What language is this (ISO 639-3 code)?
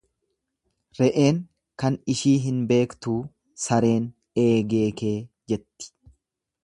orm